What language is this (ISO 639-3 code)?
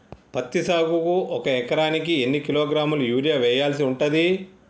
tel